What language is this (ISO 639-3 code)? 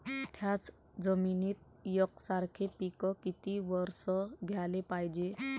mar